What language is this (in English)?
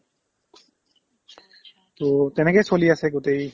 Assamese